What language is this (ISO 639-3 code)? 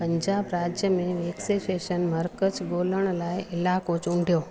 snd